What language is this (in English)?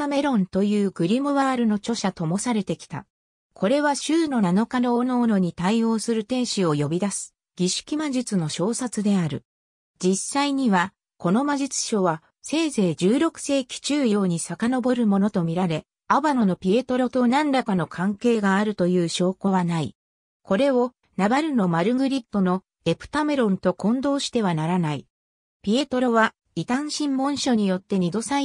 Japanese